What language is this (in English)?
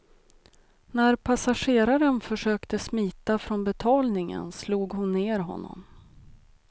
Swedish